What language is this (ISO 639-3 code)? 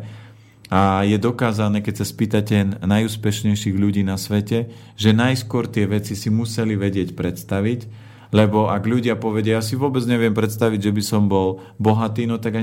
slk